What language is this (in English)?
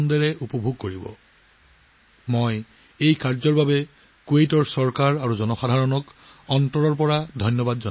Assamese